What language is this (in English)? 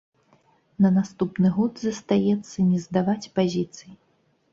Belarusian